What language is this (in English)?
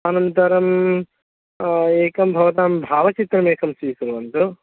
Sanskrit